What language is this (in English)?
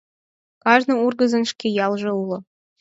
Mari